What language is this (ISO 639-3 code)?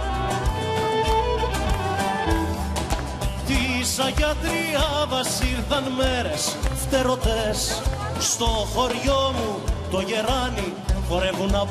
ell